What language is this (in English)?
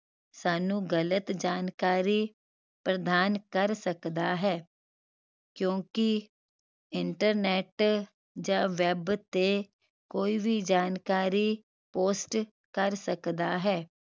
Punjabi